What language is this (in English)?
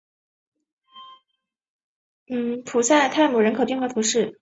Chinese